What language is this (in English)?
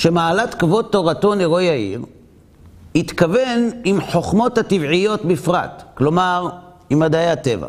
Hebrew